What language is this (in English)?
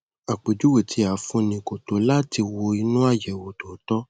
Yoruba